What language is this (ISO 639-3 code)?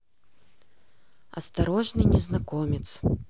rus